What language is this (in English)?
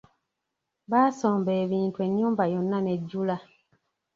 Ganda